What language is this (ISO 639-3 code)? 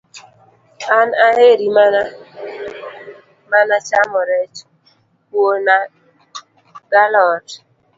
luo